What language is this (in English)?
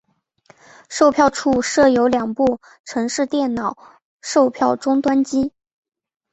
Chinese